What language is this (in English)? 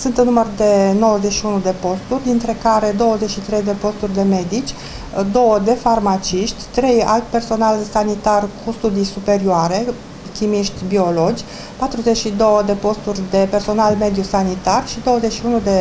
Romanian